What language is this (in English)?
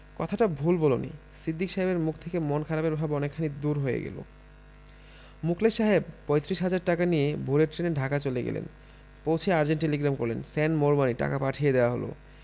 Bangla